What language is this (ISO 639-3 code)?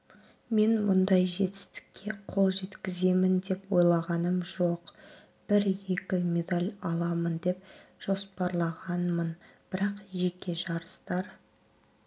kaz